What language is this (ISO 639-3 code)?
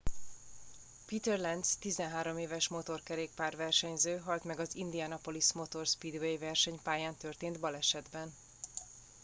hun